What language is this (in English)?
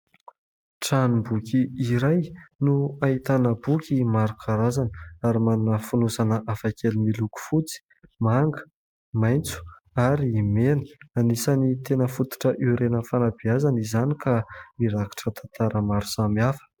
Malagasy